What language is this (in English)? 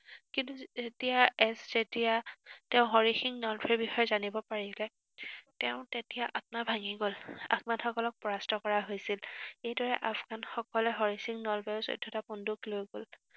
Assamese